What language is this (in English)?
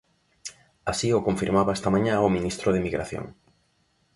Galician